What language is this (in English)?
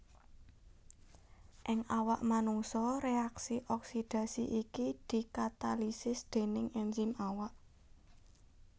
Javanese